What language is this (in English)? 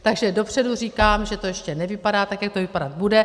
Czech